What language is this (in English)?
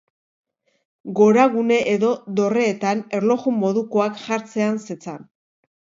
Basque